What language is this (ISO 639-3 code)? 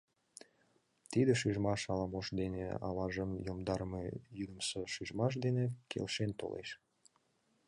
chm